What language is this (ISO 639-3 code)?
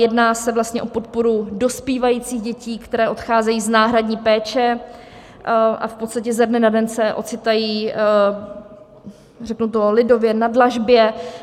ces